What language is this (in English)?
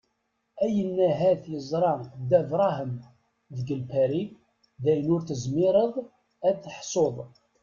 Kabyle